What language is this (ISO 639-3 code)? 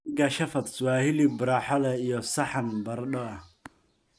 som